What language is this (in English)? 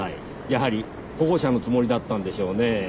Japanese